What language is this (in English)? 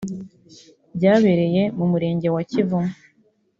Kinyarwanda